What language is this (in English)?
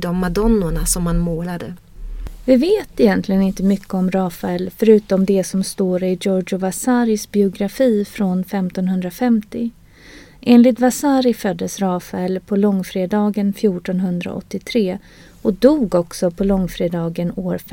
Swedish